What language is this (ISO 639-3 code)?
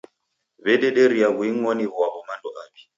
dav